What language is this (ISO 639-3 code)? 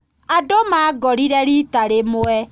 kik